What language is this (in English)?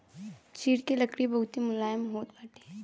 Bhojpuri